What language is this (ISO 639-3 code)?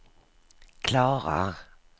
swe